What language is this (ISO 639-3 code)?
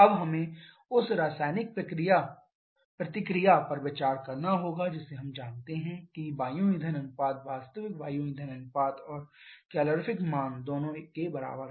hin